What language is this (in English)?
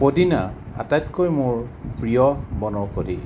Assamese